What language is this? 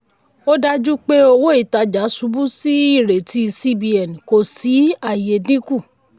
Yoruba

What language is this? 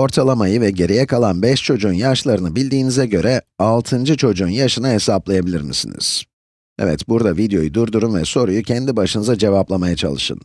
Turkish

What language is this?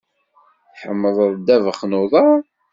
Kabyle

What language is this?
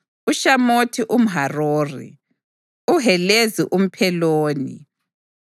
North Ndebele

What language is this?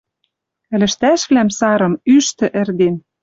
Western Mari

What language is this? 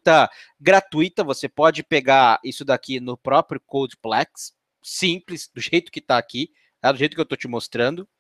Portuguese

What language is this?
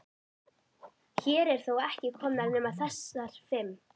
Icelandic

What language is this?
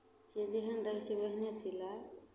Maithili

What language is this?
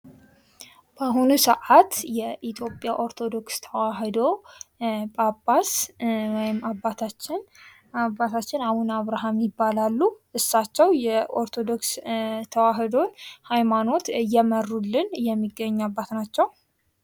Amharic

